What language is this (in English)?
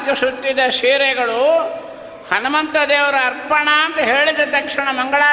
Kannada